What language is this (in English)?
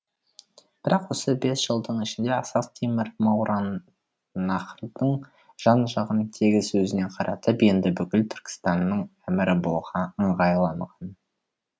Kazakh